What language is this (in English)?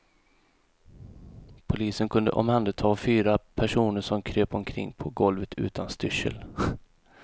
Swedish